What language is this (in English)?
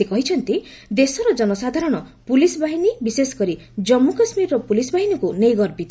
Odia